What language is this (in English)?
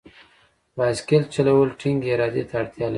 Pashto